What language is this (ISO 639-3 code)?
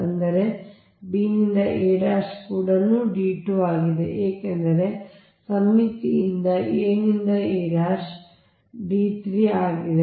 kan